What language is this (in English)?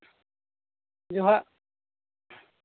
Santali